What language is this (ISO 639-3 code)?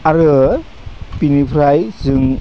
brx